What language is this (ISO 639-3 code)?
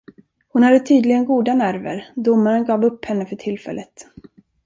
swe